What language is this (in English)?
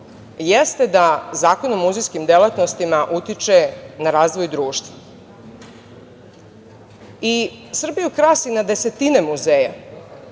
Serbian